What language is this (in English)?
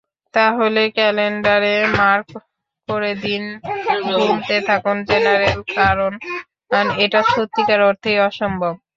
Bangla